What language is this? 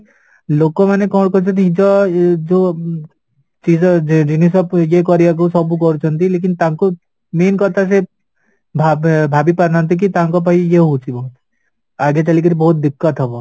Odia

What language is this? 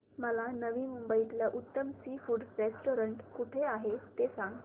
Marathi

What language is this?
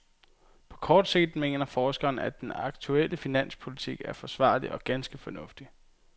Danish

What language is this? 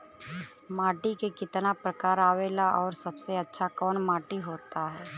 Bhojpuri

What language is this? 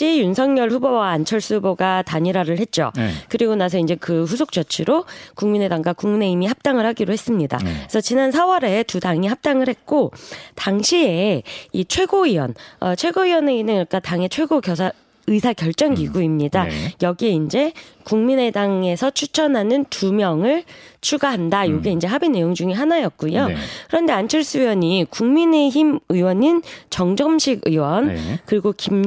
Korean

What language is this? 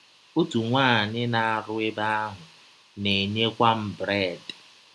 Igbo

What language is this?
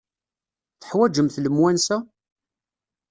Kabyle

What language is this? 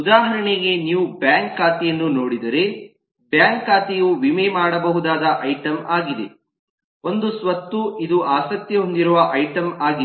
Kannada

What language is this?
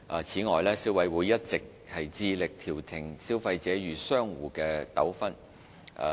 Cantonese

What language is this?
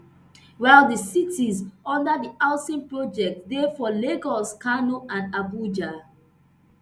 Nigerian Pidgin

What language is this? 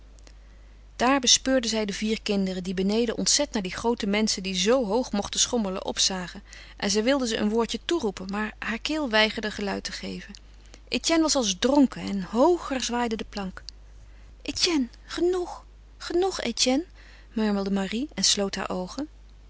Dutch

